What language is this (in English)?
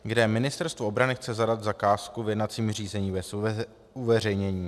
Czech